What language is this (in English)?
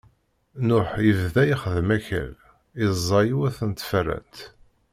Kabyle